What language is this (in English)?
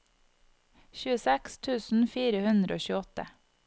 Norwegian